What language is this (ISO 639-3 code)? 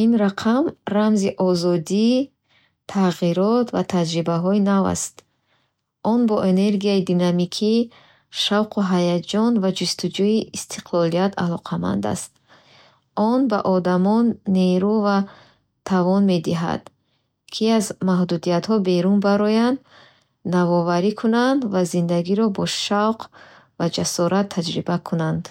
bhh